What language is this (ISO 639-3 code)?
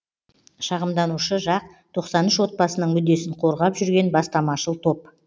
kaz